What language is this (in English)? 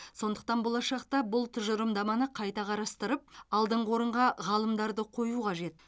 Kazakh